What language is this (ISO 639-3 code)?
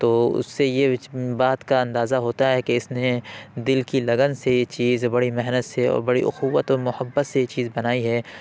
urd